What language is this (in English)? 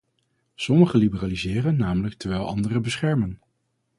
Dutch